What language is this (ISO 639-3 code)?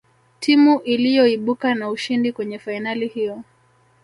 swa